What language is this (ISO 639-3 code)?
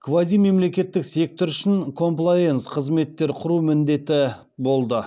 kaz